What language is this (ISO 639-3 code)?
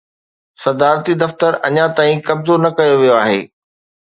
snd